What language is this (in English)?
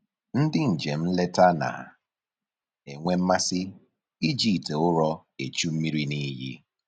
Igbo